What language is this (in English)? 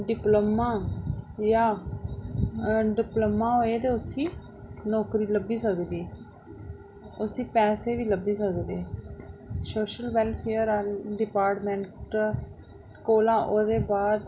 Dogri